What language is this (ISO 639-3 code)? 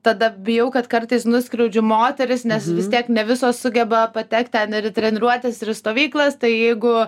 lit